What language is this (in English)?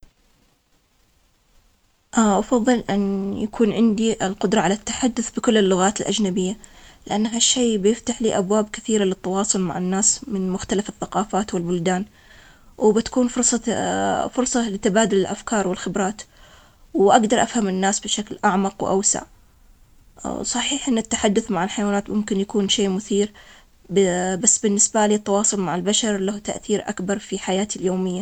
Omani Arabic